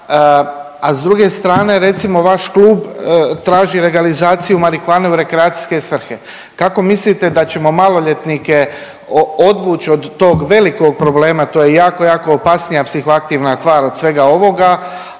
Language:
Croatian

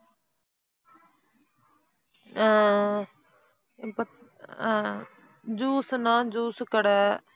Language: Tamil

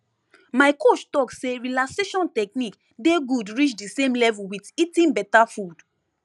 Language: Nigerian Pidgin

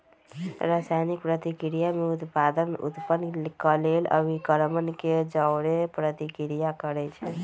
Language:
Magahi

